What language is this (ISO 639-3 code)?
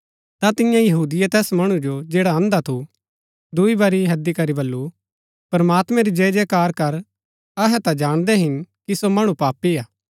gbk